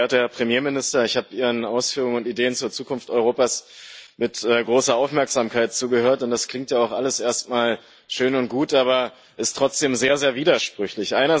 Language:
German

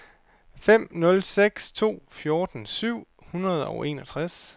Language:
Danish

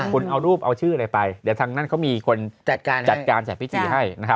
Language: Thai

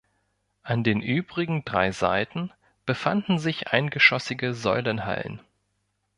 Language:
German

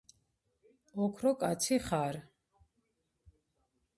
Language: Georgian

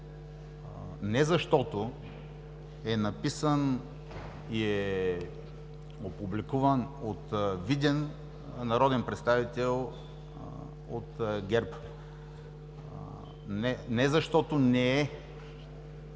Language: Bulgarian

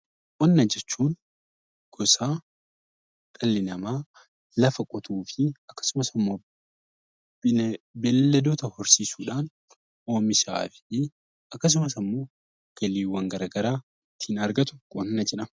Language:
Oromo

